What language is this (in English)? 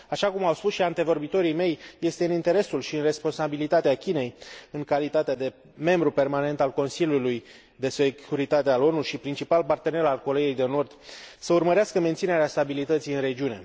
Romanian